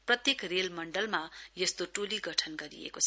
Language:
Nepali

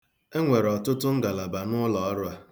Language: Igbo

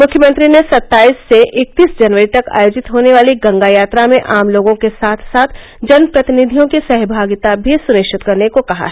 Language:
Hindi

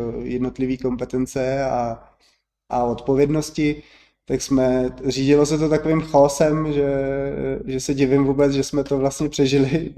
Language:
Czech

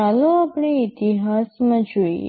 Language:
Gujarati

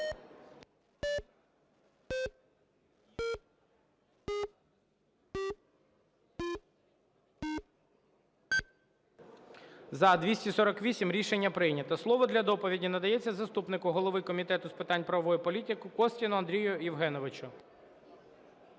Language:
Ukrainian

